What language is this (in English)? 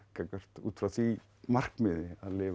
Icelandic